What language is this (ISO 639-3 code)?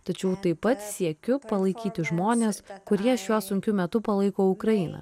lit